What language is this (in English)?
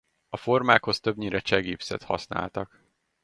Hungarian